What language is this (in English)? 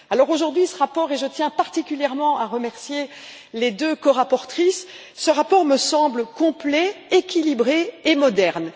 French